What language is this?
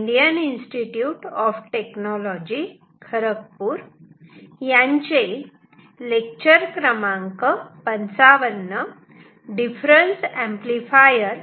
Marathi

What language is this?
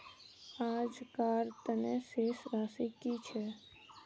Magahi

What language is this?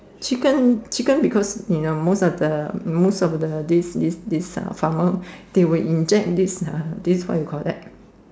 English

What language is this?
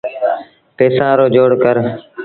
Sindhi Bhil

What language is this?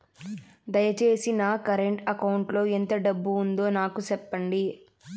Telugu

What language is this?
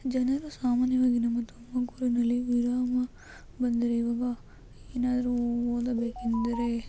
Kannada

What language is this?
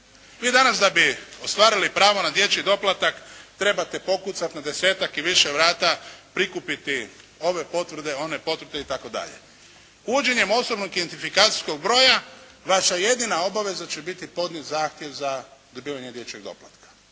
Croatian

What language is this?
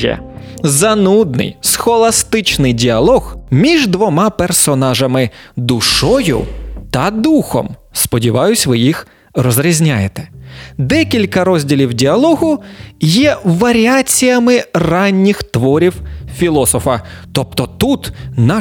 Ukrainian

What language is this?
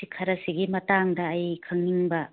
Manipuri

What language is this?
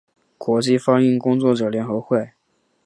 Chinese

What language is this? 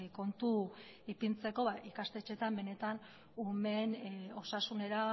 Basque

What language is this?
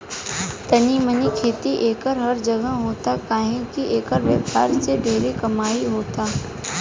Bhojpuri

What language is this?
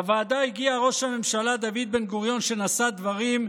Hebrew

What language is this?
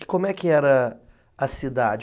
Portuguese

